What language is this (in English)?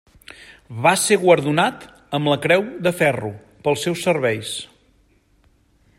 Catalan